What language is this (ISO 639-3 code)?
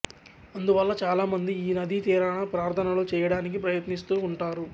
tel